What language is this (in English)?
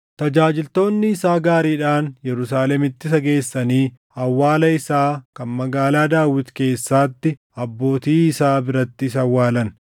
Oromo